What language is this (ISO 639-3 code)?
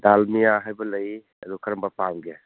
mni